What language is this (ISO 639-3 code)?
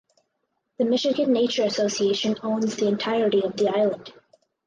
eng